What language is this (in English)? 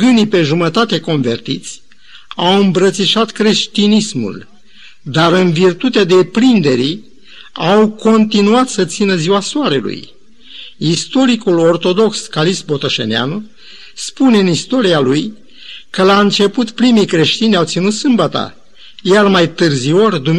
Romanian